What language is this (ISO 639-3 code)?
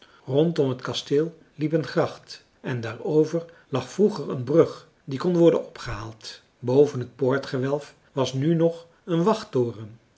nld